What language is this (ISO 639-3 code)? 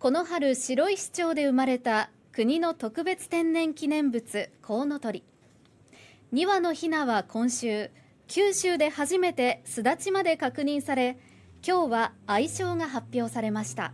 jpn